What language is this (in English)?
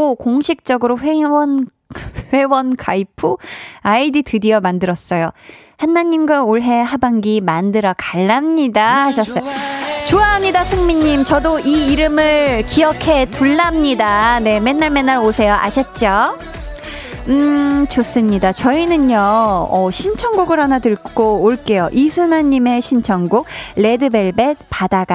Korean